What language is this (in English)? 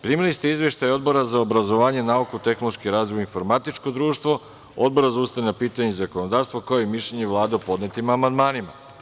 Serbian